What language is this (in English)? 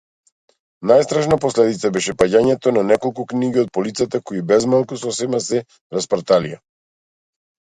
Macedonian